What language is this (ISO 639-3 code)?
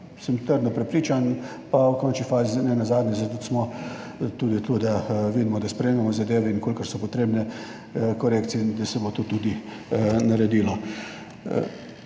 slv